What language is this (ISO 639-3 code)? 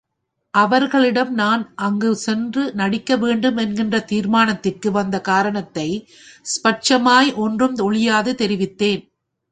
tam